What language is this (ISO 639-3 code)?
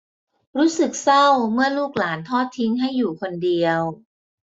tha